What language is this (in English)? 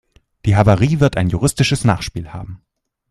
German